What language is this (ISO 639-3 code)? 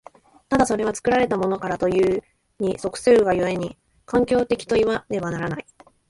jpn